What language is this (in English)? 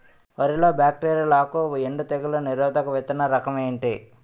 Telugu